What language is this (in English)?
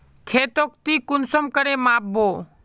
Magahi